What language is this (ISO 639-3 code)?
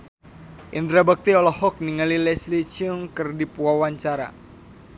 sun